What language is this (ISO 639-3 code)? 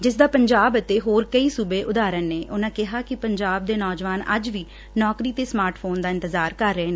pan